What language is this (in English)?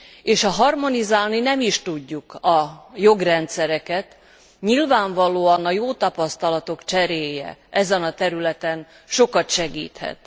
Hungarian